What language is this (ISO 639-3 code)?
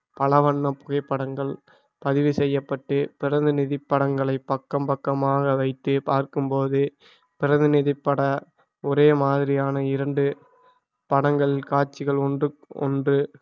tam